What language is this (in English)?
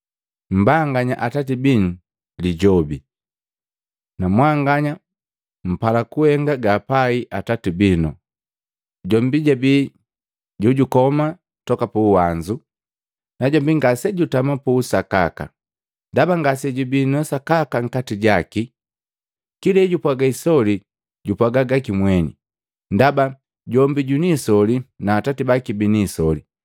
Matengo